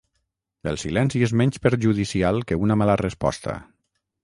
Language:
Catalan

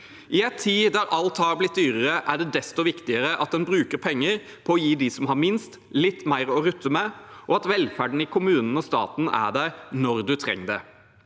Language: Norwegian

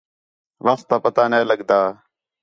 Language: Khetrani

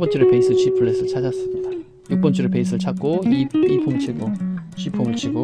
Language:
Korean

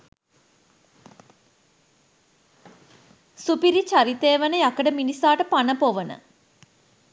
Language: Sinhala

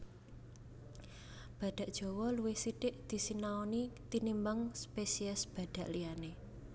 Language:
Javanese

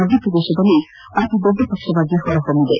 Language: Kannada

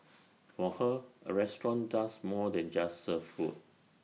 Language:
English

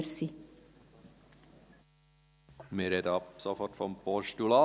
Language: Swiss German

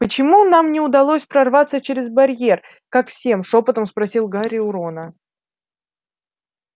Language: Russian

